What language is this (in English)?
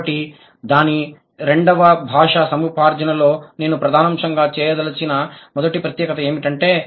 Telugu